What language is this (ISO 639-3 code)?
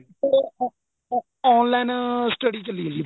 pan